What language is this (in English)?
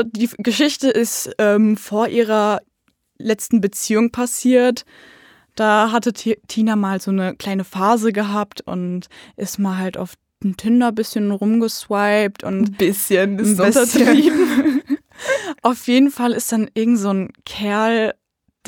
German